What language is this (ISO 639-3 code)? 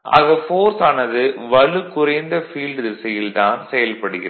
tam